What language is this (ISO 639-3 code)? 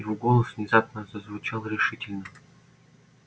rus